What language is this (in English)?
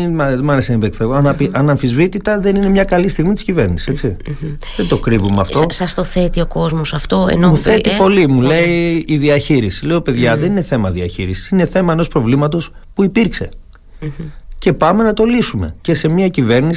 Greek